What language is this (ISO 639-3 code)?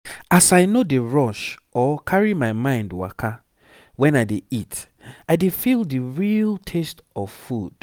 pcm